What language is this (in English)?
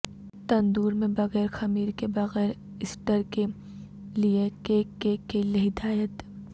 Urdu